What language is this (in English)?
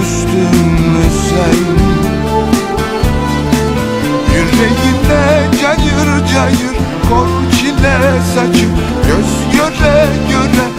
Turkish